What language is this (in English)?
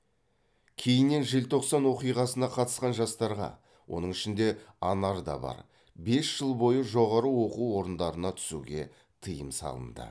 Kazakh